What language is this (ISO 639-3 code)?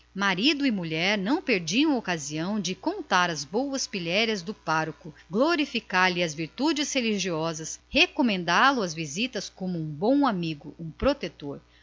por